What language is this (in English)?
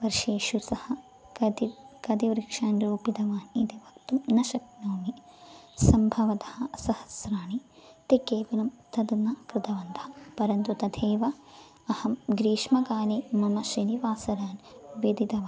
Sanskrit